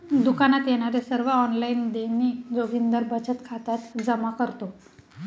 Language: Marathi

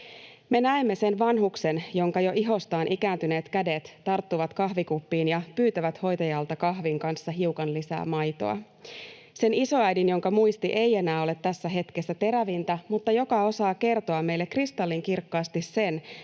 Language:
Finnish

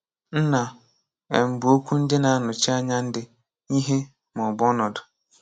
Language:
Igbo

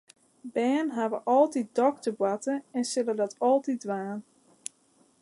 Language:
Western Frisian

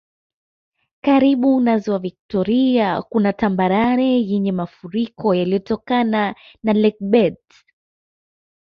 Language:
Swahili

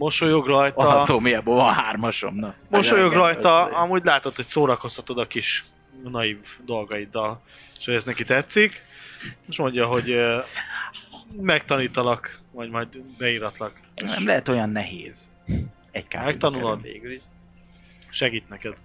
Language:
Hungarian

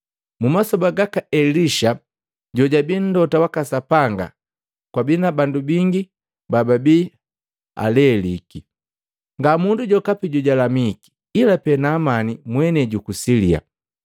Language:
Matengo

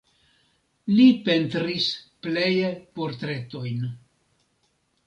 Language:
Esperanto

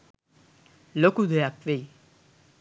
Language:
Sinhala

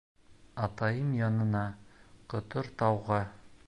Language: Bashkir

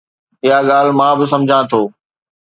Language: Sindhi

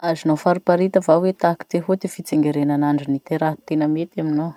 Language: Masikoro Malagasy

